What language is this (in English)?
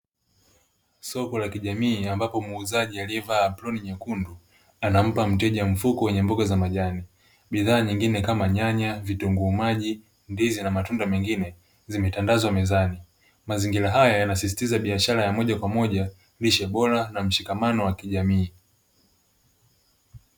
Swahili